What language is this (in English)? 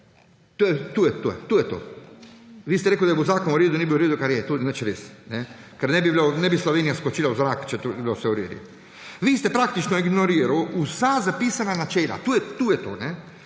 Slovenian